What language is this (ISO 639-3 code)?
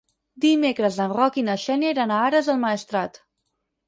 cat